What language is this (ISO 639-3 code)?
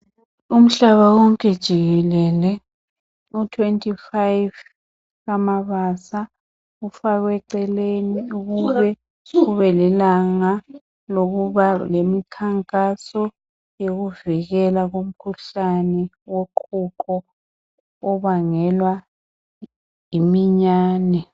nde